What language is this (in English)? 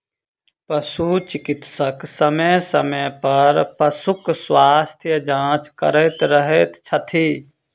Maithili